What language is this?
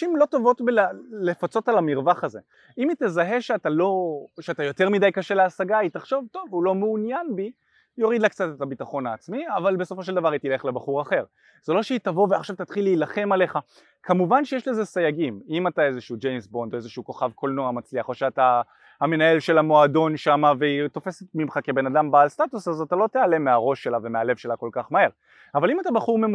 Hebrew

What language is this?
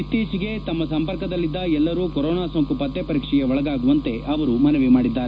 Kannada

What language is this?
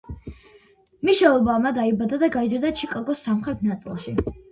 Georgian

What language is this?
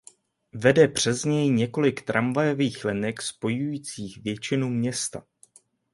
Czech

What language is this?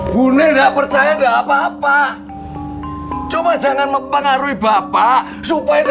Indonesian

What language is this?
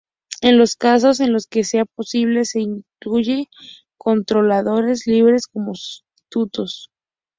Spanish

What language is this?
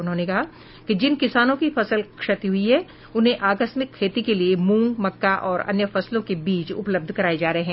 Hindi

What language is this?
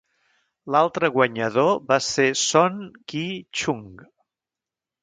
Catalan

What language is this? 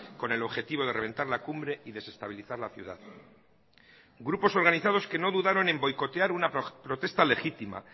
Spanish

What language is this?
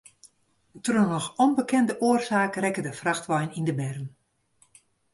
Western Frisian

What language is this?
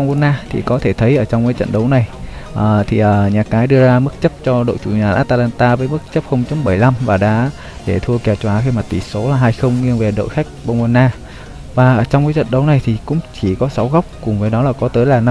Vietnamese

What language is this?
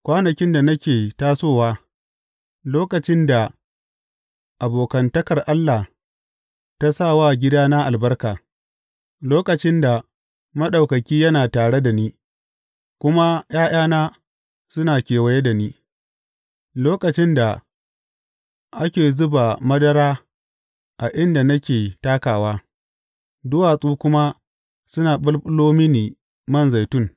Hausa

